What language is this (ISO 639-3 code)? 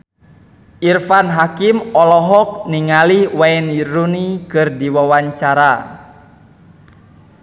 sun